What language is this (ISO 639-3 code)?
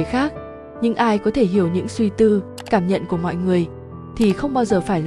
vie